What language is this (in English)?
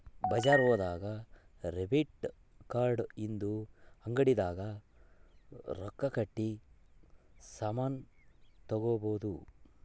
Kannada